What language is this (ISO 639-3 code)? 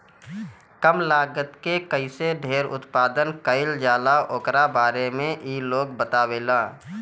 bho